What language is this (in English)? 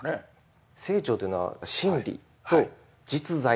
Japanese